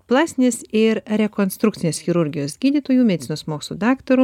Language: Lithuanian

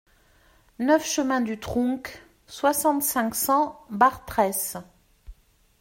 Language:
French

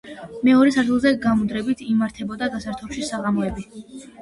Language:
Georgian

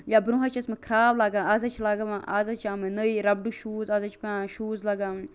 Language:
Kashmiri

